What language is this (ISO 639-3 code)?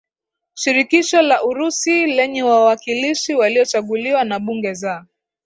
swa